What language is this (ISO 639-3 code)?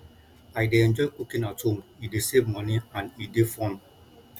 pcm